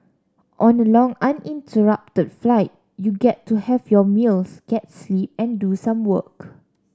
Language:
English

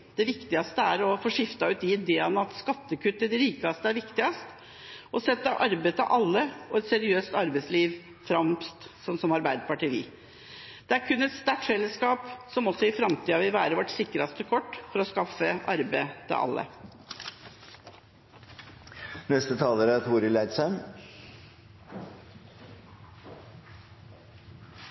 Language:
Norwegian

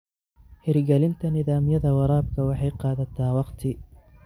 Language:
Somali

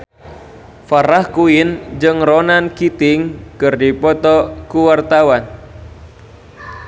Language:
Sundanese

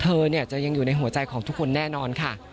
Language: Thai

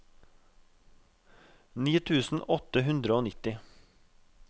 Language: Norwegian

